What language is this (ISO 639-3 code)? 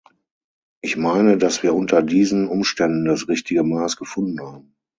deu